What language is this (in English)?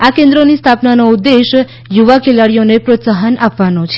Gujarati